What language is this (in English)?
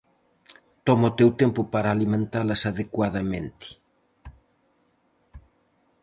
Galician